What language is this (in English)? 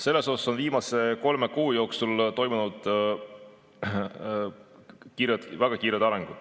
Estonian